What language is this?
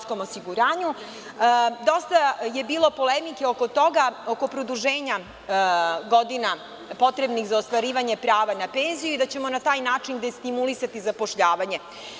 Serbian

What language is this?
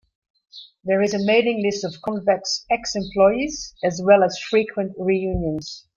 English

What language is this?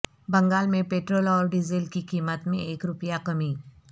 Urdu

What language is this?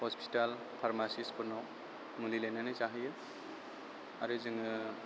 Bodo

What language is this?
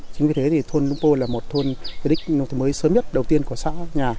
Vietnamese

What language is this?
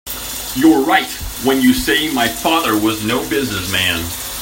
English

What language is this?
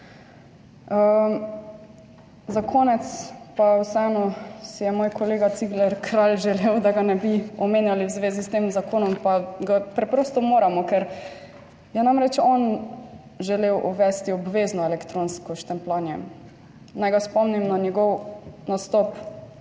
Slovenian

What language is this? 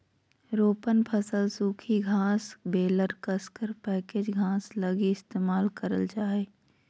Magahi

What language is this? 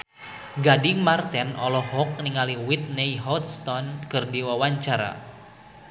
Sundanese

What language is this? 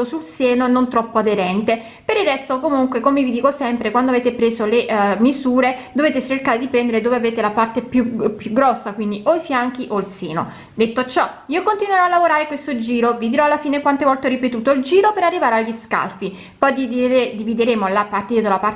Italian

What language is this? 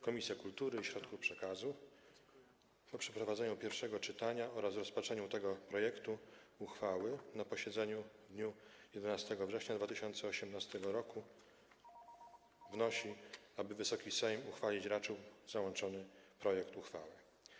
Polish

